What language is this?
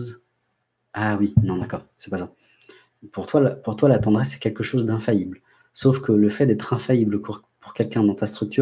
French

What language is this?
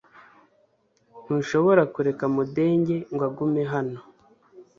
Kinyarwanda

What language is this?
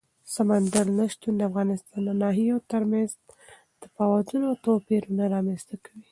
Pashto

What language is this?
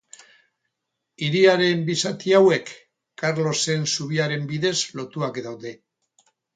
Basque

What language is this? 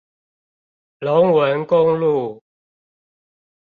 Chinese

